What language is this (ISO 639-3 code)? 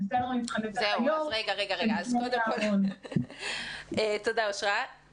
heb